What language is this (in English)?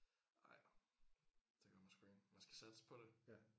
Danish